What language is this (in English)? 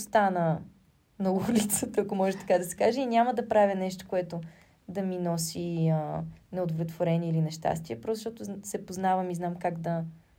Bulgarian